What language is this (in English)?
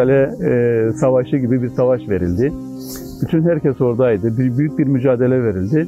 Turkish